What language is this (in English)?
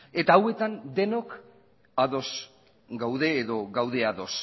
Basque